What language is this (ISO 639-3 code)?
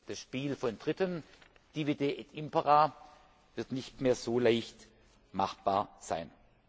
deu